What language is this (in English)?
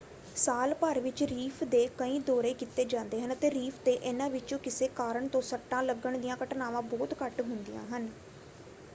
Punjabi